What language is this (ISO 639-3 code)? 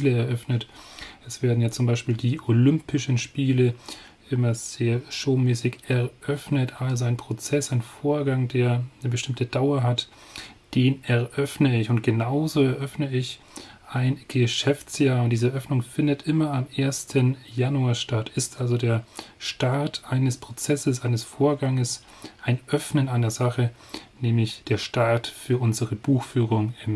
deu